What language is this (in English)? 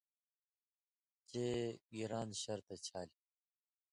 Indus Kohistani